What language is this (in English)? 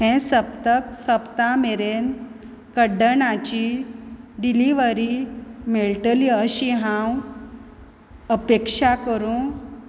Konkani